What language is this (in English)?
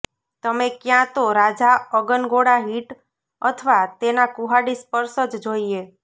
Gujarati